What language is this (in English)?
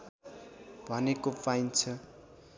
Nepali